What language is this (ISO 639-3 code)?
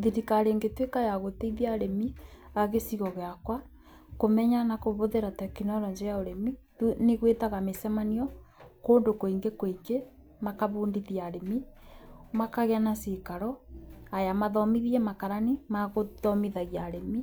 kik